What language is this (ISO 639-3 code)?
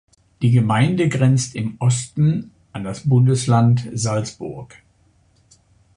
deu